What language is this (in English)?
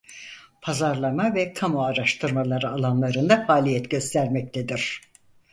Turkish